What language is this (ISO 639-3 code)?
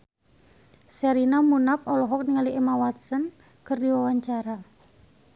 sun